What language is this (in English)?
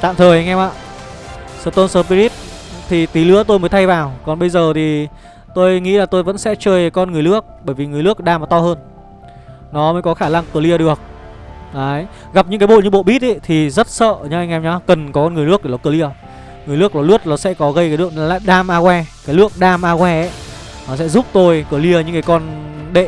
Vietnamese